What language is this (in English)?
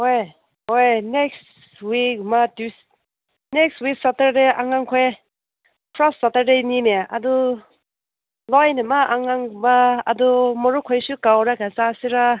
Manipuri